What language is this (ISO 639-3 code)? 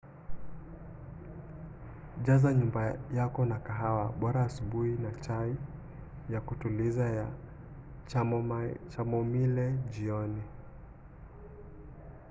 swa